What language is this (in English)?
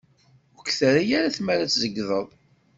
Kabyle